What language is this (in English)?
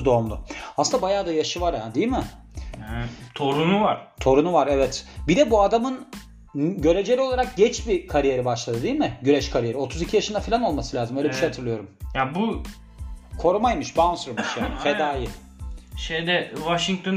Turkish